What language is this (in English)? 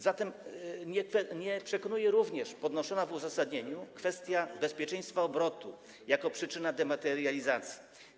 Polish